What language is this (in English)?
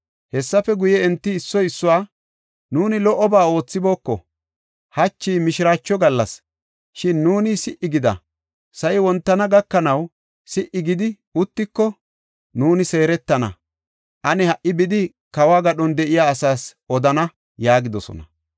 Gofa